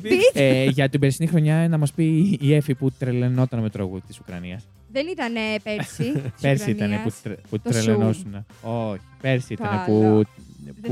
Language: Greek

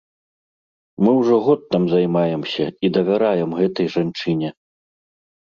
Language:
Belarusian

